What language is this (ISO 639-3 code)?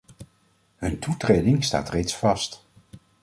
nld